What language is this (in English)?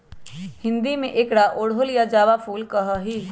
Magahi